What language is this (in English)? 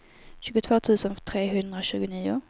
Swedish